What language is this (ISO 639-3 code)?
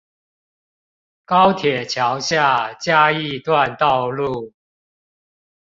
zho